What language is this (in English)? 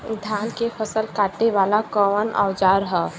Bhojpuri